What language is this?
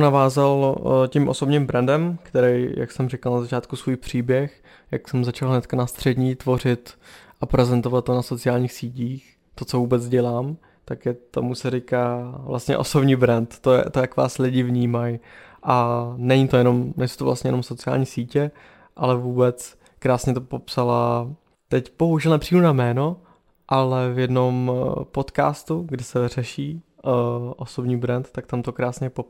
Czech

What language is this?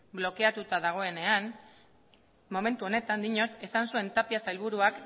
Basque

